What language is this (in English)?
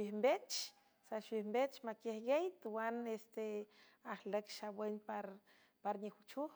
San Francisco Del Mar Huave